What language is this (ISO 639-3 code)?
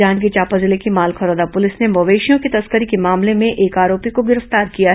hin